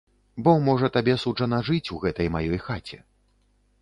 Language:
Belarusian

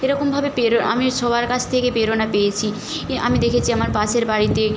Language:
Bangla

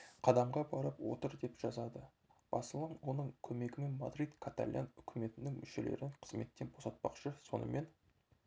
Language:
Kazakh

